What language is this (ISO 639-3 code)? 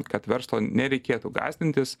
lit